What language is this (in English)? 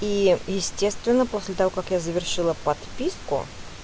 Russian